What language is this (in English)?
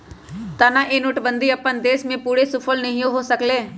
Magahi